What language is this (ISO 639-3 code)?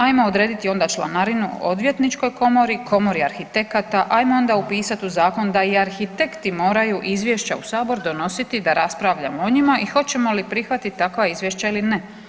hrv